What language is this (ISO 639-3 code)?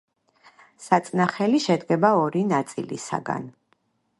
kat